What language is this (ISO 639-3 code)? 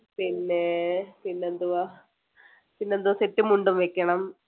mal